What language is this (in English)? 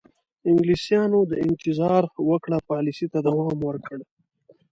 Pashto